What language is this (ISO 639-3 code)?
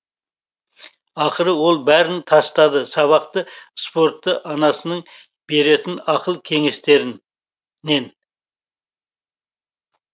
kaz